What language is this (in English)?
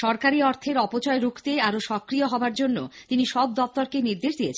Bangla